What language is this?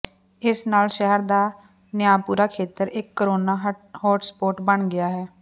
Punjabi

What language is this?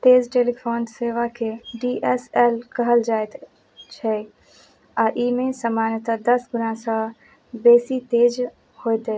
Maithili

